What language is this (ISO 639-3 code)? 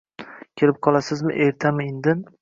uzb